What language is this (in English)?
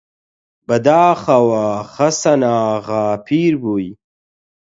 Central Kurdish